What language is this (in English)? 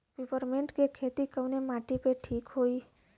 Bhojpuri